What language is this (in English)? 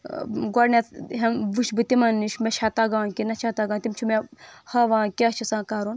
Kashmiri